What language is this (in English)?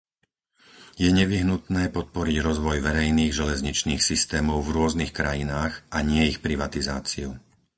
Slovak